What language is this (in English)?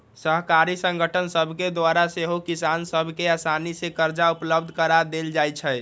Magahi